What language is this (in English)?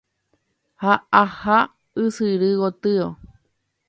Guarani